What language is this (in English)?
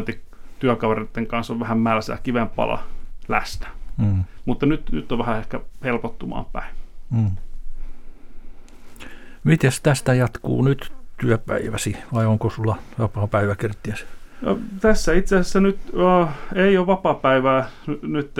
Finnish